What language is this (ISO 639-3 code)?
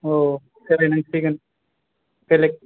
brx